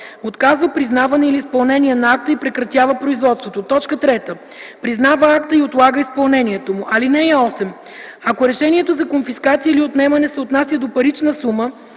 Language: Bulgarian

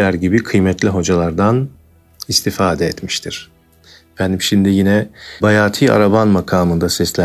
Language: Turkish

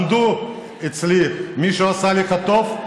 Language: Hebrew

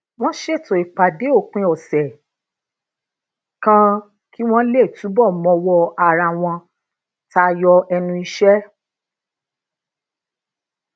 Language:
Yoruba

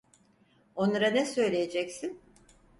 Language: Turkish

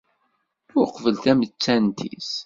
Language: Kabyle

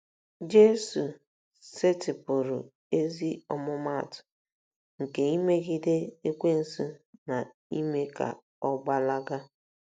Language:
Igbo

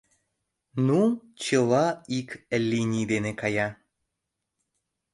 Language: Mari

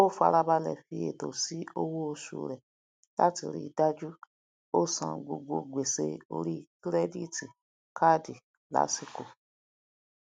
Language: Yoruba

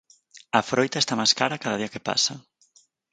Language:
Galician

